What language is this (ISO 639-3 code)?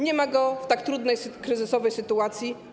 pol